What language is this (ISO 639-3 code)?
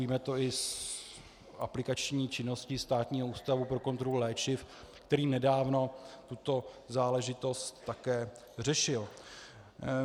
ces